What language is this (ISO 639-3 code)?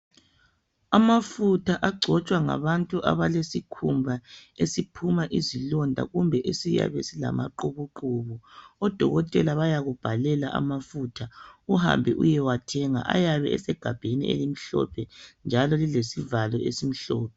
nde